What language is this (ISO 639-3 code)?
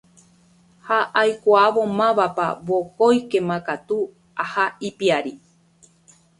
grn